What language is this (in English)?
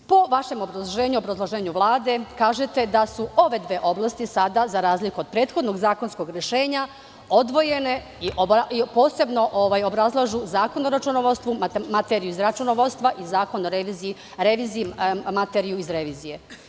Serbian